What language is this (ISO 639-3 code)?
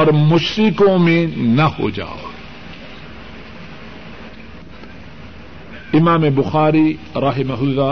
urd